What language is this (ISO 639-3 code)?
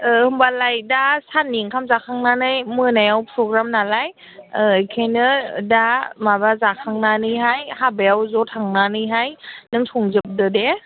brx